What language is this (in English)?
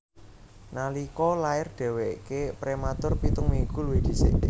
Javanese